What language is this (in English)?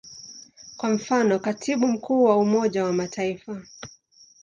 Swahili